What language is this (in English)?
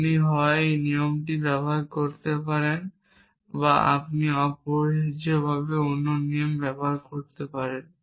Bangla